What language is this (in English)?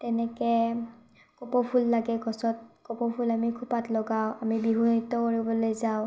Assamese